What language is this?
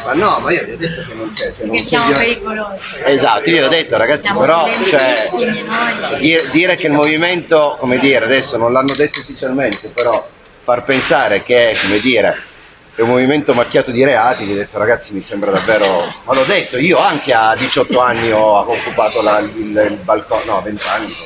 Italian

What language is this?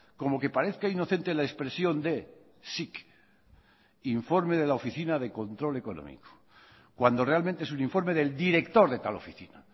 Spanish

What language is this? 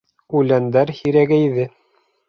Bashkir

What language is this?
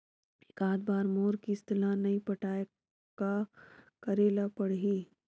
Chhattisgarhi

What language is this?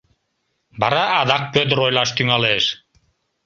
Mari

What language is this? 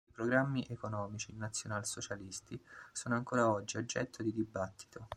Italian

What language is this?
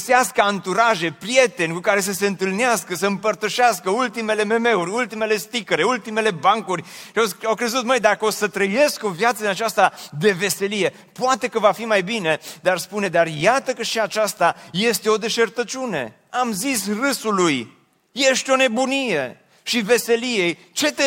Romanian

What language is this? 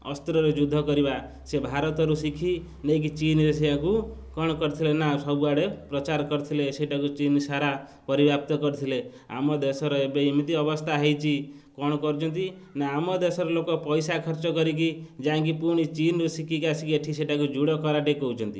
Odia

